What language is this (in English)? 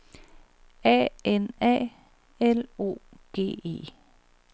Danish